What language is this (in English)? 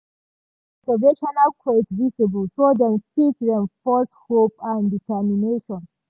Nigerian Pidgin